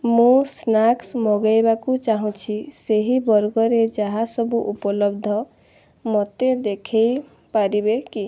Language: Odia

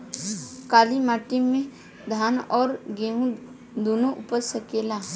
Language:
Bhojpuri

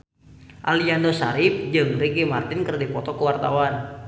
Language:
Sundanese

